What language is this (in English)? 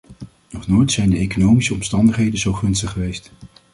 Dutch